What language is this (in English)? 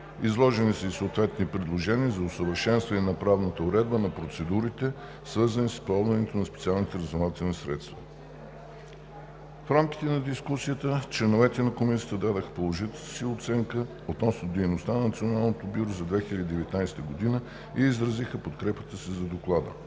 Bulgarian